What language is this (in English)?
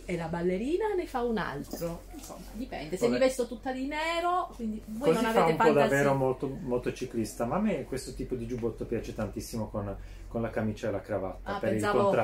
Italian